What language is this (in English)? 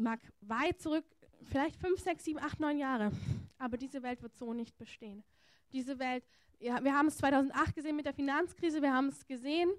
German